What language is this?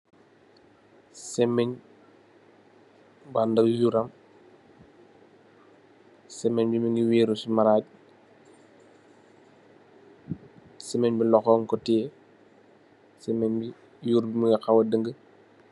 Wolof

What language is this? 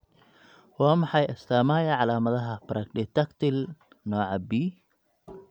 Somali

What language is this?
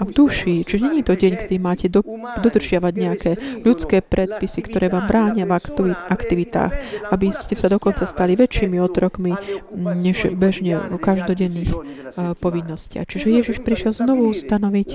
Slovak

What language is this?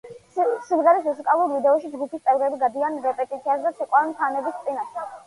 Georgian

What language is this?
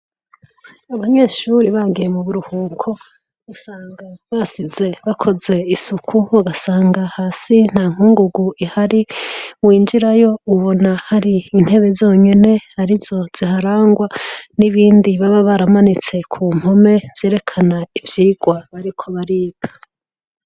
Rundi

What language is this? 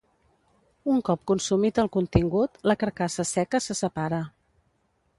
Catalan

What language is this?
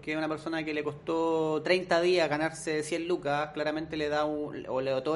Spanish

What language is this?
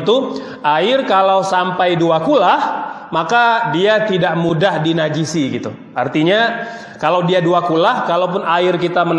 Indonesian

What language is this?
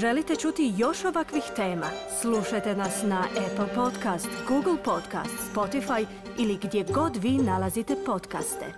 Croatian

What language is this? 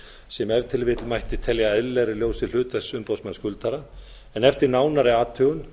Icelandic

